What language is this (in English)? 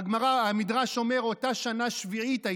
Hebrew